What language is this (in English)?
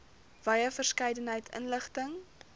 Afrikaans